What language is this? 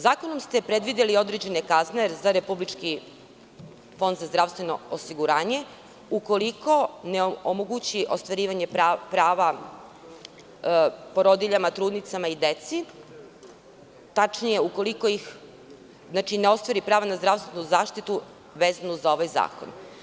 Serbian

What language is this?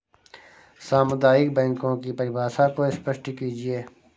Hindi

